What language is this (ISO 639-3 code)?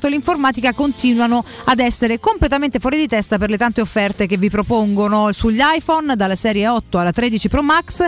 ita